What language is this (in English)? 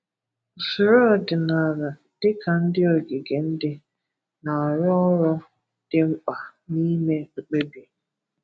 Igbo